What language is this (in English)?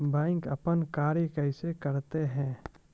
Maithili